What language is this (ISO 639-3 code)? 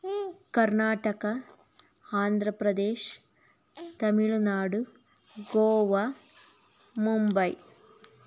kan